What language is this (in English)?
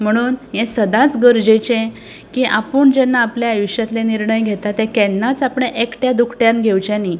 Konkani